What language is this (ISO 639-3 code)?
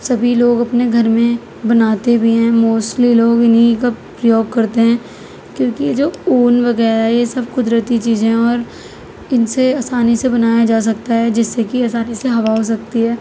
urd